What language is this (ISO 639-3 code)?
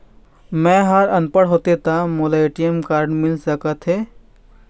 hne